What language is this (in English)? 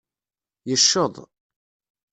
Kabyle